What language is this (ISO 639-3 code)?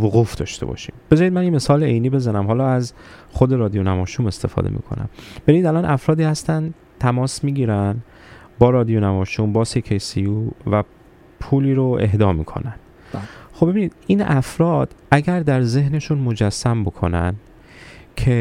fas